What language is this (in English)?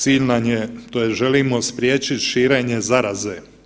Croatian